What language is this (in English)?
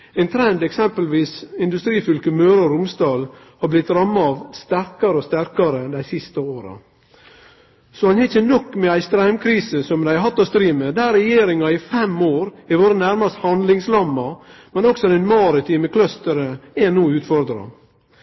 Norwegian Nynorsk